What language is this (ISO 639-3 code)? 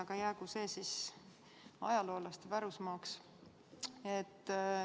est